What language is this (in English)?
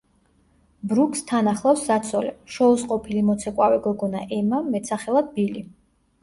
Georgian